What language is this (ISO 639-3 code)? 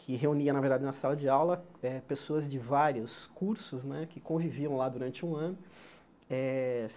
por